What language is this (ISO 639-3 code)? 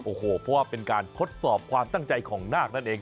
tha